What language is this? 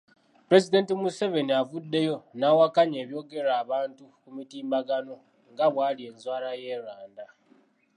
Ganda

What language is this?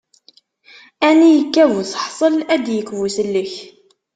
Kabyle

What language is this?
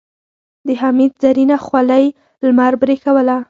Pashto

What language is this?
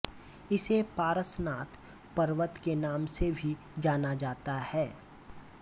Hindi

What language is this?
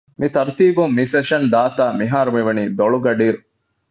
Divehi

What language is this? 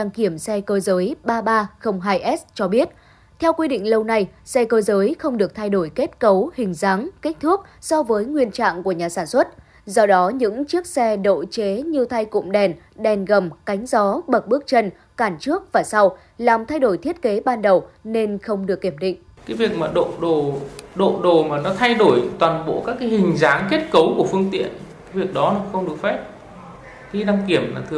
Vietnamese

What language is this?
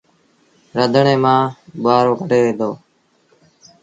Sindhi Bhil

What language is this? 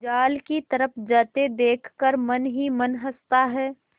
Hindi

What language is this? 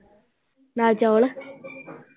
Punjabi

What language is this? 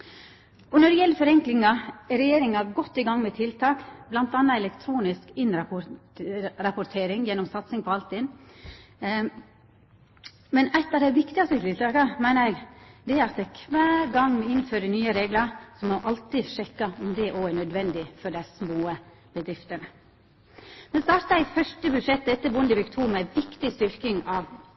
Norwegian Nynorsk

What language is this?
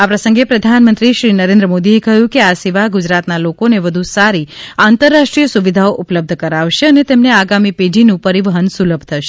Gujarati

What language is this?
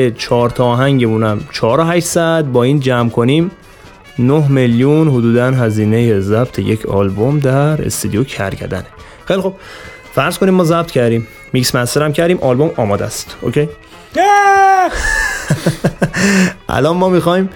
Persian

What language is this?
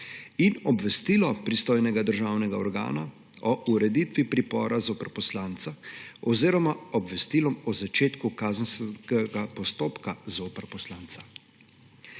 Slovenian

